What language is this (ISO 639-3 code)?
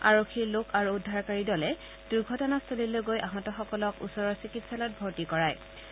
asm